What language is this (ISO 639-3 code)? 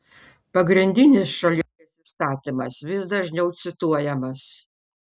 lit